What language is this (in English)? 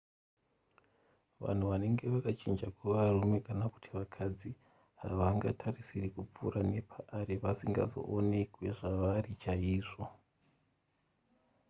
Shona